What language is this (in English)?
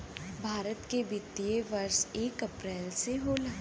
Bhojpuri